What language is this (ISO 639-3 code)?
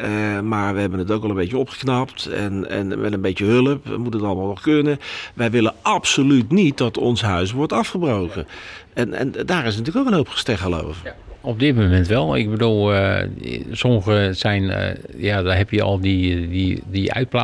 nld